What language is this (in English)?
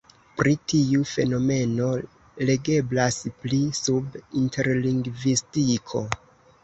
Esperanto